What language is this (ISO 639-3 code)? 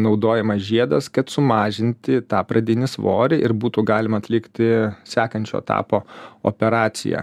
lit